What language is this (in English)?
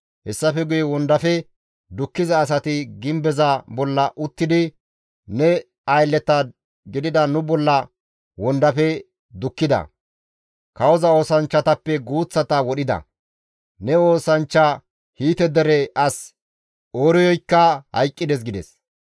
Gamo